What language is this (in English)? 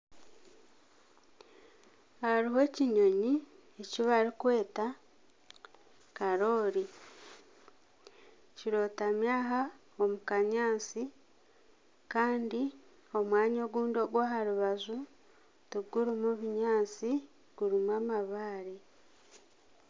Nyankole